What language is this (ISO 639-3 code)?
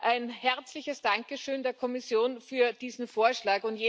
deu